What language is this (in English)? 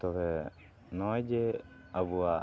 Santali